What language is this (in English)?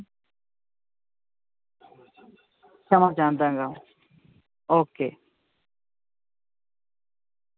Punjabi